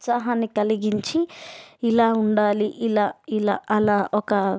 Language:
Telugu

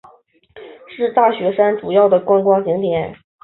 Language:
Chinese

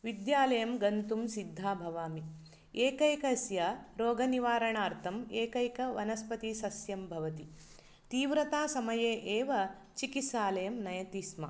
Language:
Sanskrit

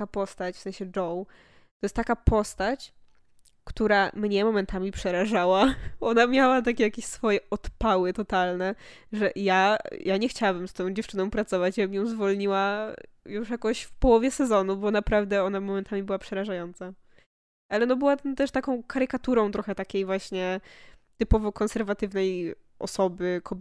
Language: Polish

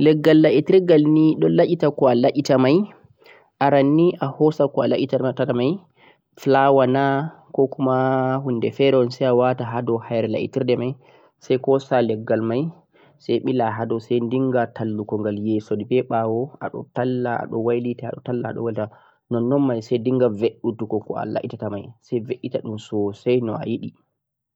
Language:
Central-Eastern Niger Fulfulde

